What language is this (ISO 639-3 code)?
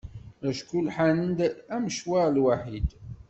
kab